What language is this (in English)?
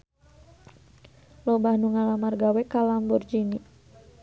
Sundanese